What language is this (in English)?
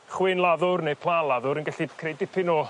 Welsh